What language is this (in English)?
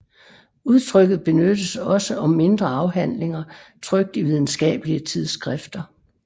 Danish